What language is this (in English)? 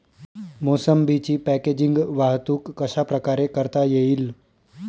Marathi